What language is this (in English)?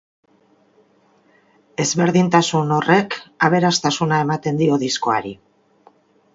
Basque